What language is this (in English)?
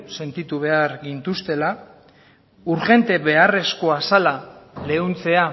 Basque